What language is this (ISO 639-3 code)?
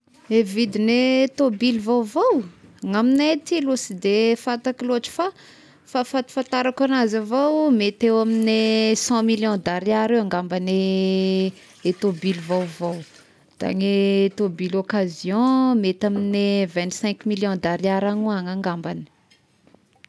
tkg